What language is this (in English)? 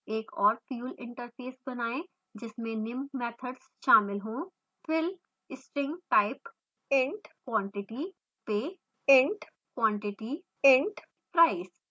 Hindi